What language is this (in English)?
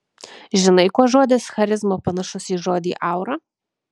Lithuanian